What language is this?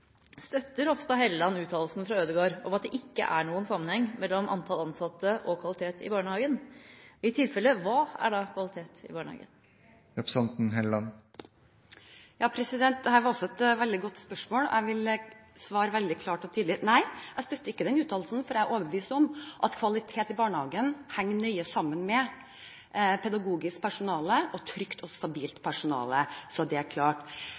Norwegian Bokmål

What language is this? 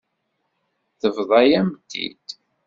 Kabyle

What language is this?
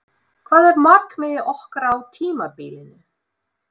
Icelandic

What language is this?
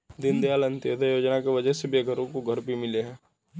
Hindi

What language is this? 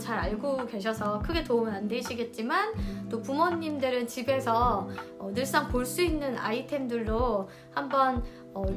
Korean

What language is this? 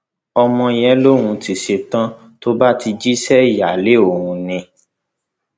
Yoruba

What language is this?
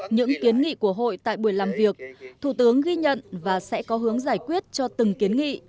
Vietnamese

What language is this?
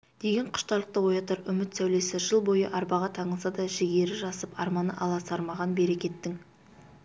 Kazakh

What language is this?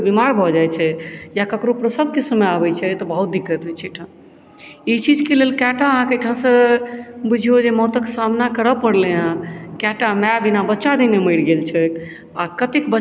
Maithili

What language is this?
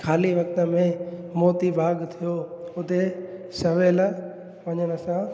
Sindhi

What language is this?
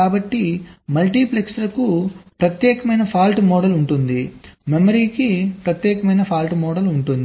Telugu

